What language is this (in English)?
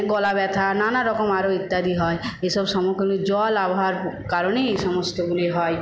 Bangla